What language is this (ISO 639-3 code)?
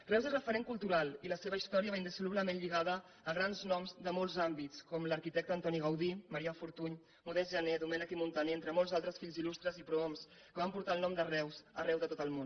cat